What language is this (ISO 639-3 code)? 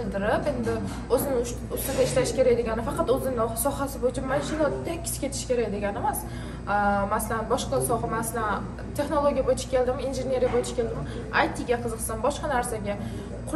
tur